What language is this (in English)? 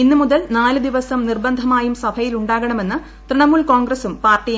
Malayalam